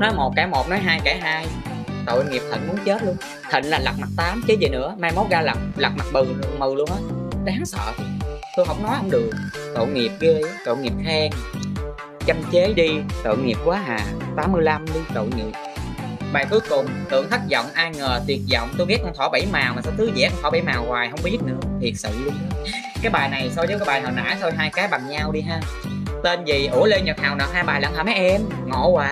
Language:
Vietnamese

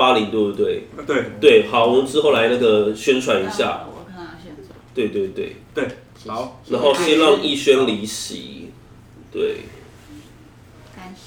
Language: Chinese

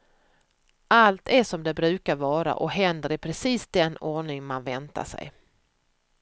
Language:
Swedish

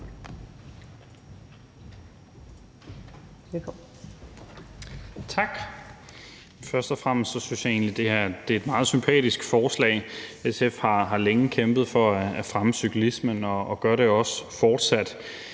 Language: Danish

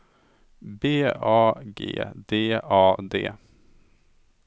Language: Swedish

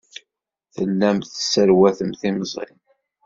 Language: Kabyle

